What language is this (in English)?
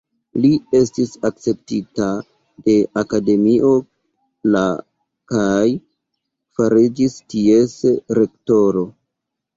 Esperanto